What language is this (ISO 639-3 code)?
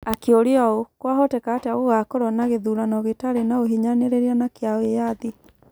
kik